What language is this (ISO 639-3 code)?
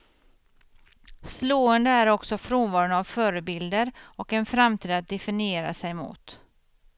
swe